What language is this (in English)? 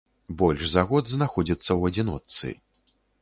Belarusian